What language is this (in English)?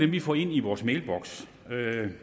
Danish